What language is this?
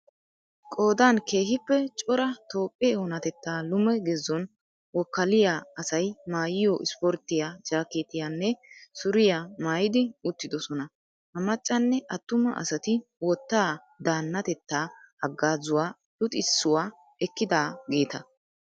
Wolaytta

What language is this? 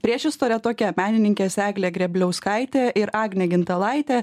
Lithuanian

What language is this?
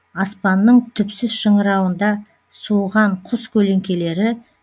Kazakh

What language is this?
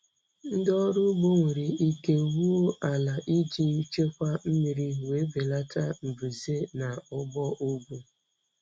Igbo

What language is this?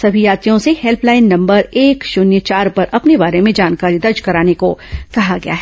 Hindi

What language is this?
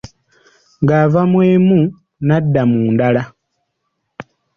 Ganda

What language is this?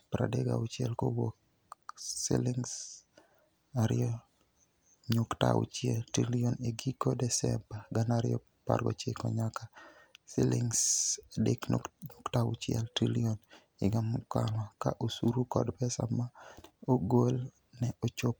Luo (Kenya and Tanzania)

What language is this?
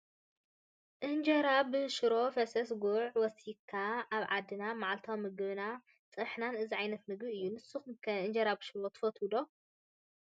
Tigrinya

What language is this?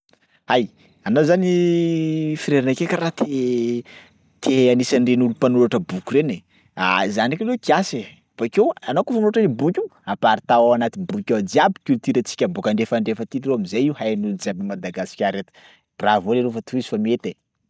Sakalava Malagasy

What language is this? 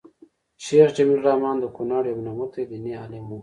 Pashto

